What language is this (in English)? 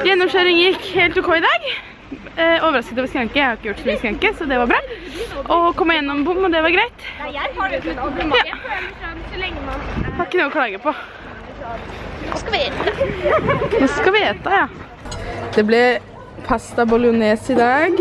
Norwegian